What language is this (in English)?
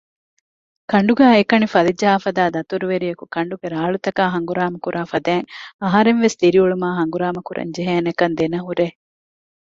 Divehi